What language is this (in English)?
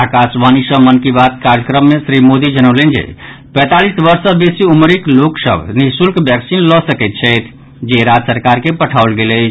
Maithili